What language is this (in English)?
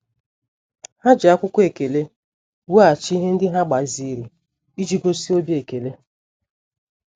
Igbo